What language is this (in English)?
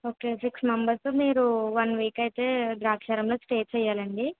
Telugu